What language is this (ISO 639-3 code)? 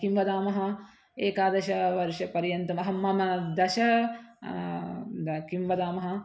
san